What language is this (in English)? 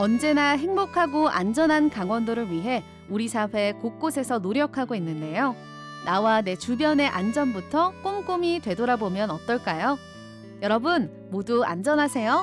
Korean